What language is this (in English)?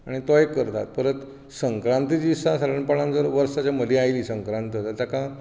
Konkani